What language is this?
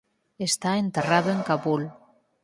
Galician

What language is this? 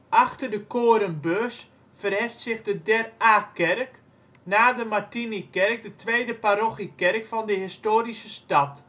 Dutch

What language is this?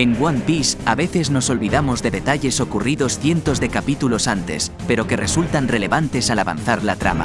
Spanish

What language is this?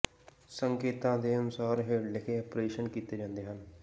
Punjabi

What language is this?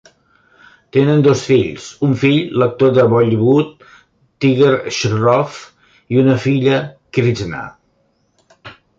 Catalan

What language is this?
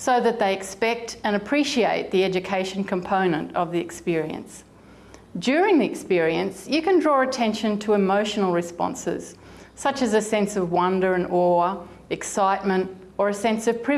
English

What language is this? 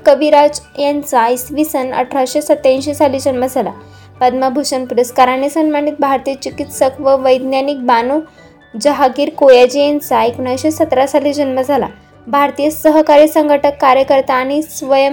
Marathi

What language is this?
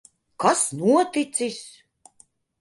Latvian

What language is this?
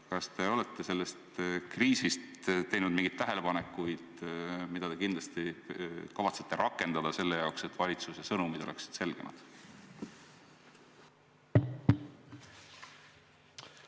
Estonian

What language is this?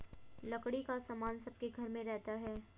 Hindi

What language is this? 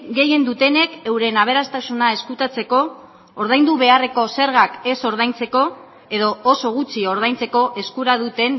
Basque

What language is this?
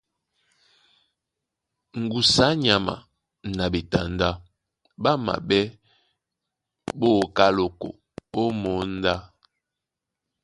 Duala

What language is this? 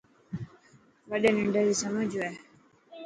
Dhatki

